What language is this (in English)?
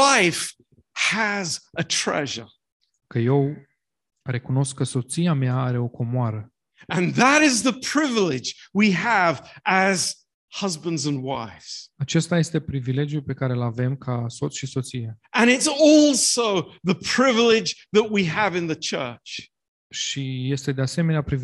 Romanian